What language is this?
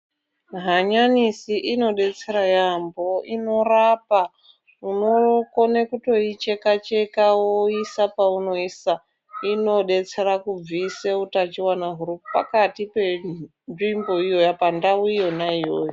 Ndau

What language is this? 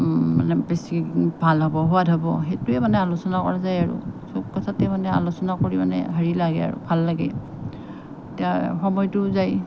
Assamese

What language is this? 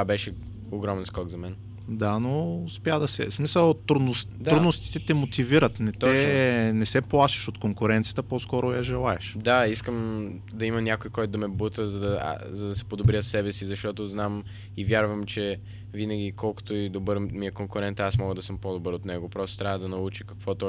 Bulgarian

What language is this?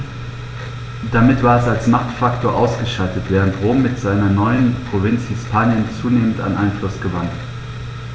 German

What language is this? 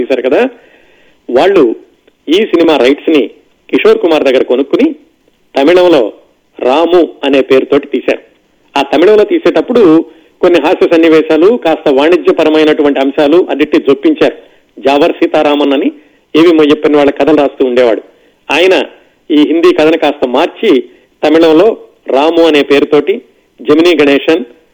Telugu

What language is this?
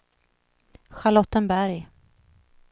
Swedish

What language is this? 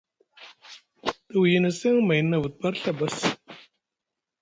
Musgu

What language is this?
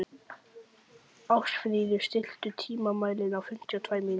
Icelandic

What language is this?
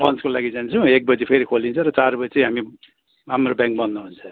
Nepali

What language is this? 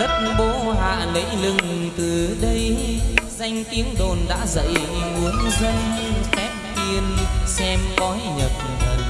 Vietnamese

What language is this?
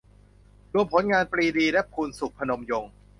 Thai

